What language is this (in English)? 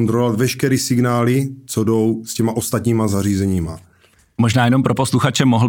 Czech